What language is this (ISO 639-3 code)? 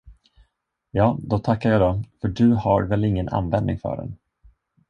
swe